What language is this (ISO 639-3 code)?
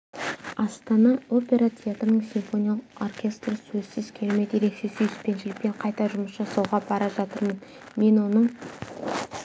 kaz